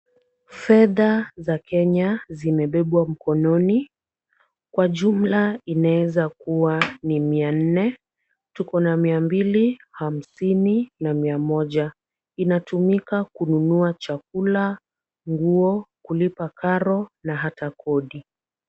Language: Swahili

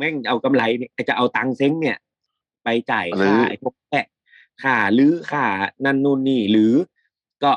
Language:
Thai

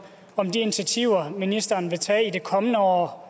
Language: Danish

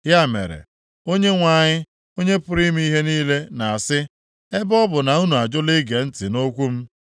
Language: Igbo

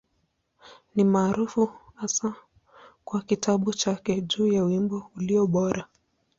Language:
Swahili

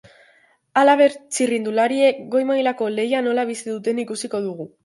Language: Basque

